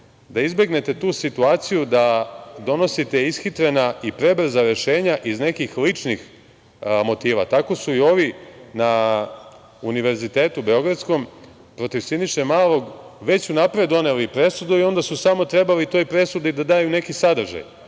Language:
Serbian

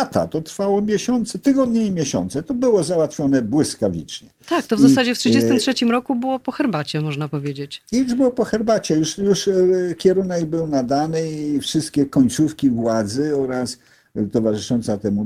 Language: Polish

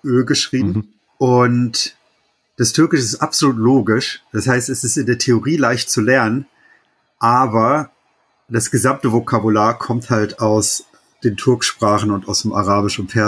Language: German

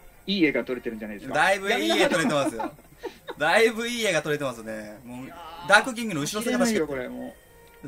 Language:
Japanese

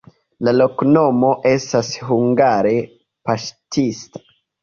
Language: Esperanto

